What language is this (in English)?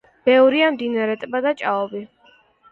Georgian